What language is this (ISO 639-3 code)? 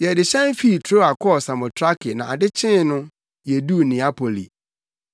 aka